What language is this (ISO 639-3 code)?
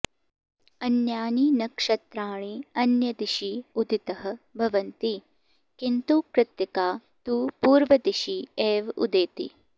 san